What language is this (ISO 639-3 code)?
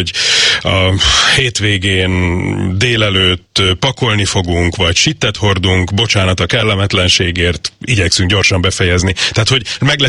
hun